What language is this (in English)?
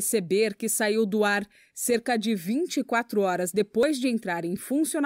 Portuguese